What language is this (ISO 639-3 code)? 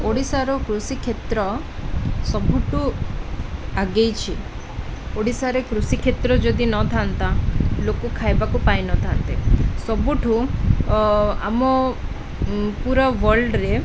ori